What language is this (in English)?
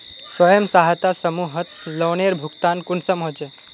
Magahi